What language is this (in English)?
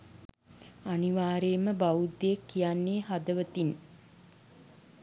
Sinhala